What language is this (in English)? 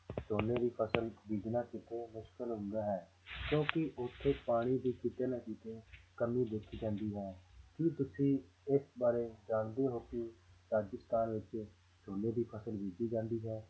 Punjabi